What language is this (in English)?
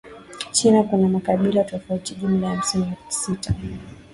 Swahili